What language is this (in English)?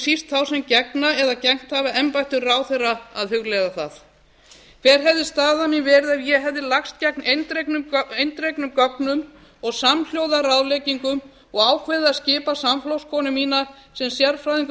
Icelandic